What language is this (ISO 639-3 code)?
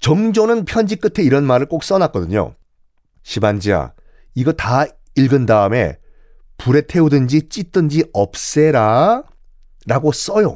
kor